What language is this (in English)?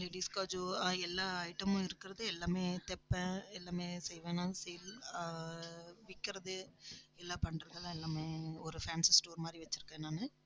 Tamil